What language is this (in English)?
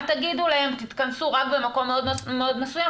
Hebrew